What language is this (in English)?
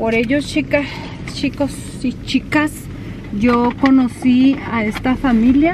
Spanish